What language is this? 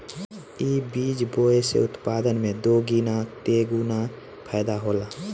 Bhojpuri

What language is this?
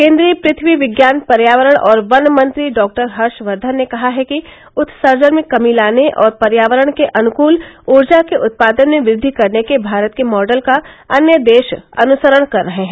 Hindi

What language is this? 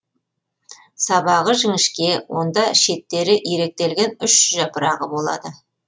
Kazakh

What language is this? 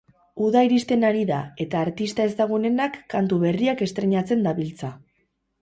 Basque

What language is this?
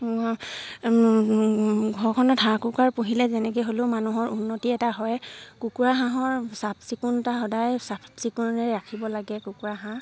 Assamese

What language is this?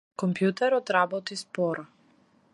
Macedonian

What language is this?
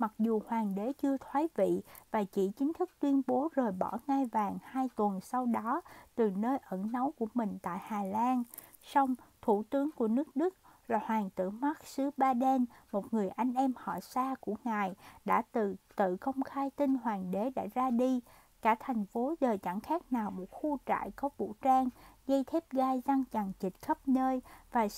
Vietnamese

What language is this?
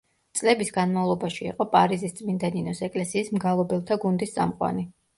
Georgian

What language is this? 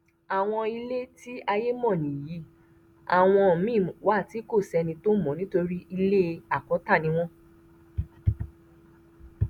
Yoruba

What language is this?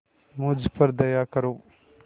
Hindi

